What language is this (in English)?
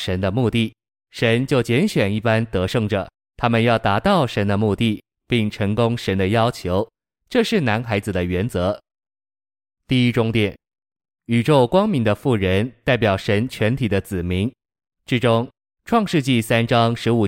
Chinese